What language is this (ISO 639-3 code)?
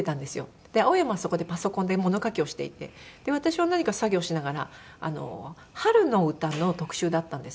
jpn